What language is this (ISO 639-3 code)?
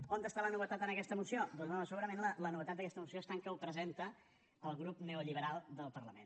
cat